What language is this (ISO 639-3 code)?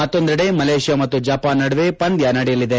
kan